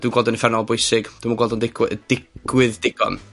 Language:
Welsh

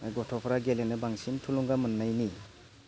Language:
Bodo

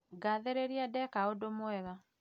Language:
Kikuyu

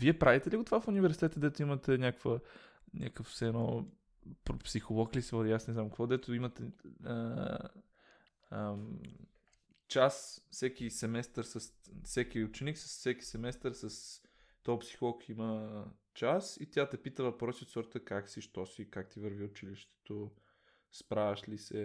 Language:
Bulgarian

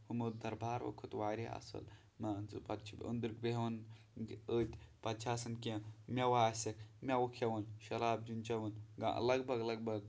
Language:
Kashmiri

